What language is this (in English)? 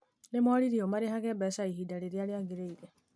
Kikuyu